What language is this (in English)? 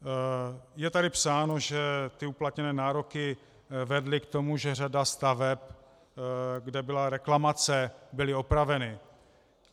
Czech